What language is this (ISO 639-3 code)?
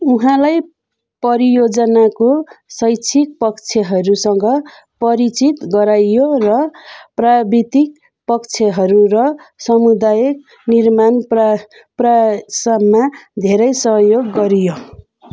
nep